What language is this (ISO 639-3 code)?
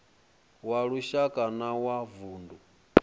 ven